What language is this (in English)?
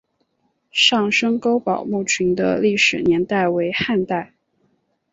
Chinese